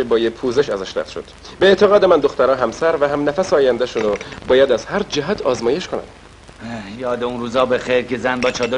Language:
Persian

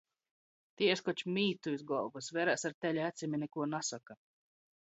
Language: Latgalian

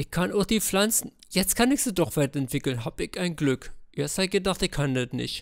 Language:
German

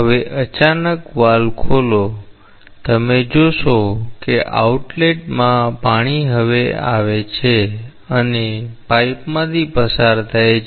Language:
Gujarati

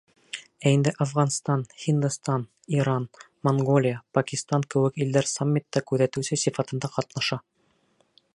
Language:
Bashkir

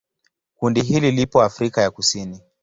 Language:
Swahili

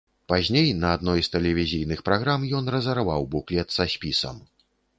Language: Belarusian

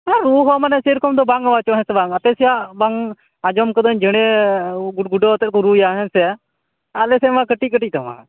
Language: Santali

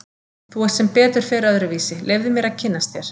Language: Icelandic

